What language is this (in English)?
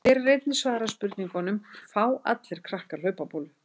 Icelandic